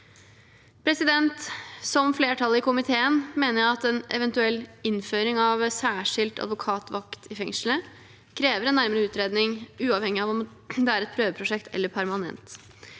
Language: Norwegian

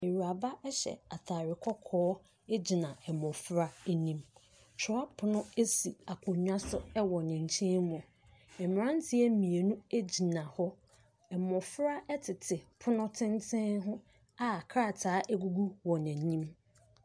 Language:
Akan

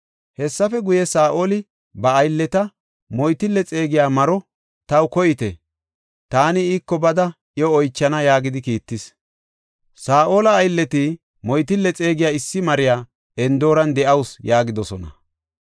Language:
Gofa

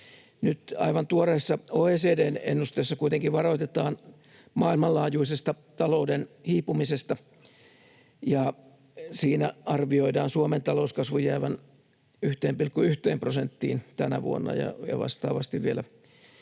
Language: Finnish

